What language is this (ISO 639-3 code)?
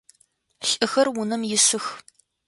ady